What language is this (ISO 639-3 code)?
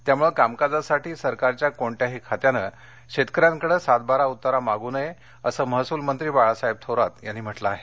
mar